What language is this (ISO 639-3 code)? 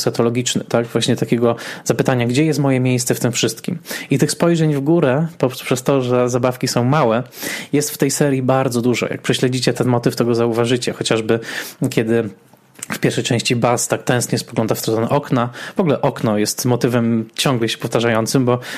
pol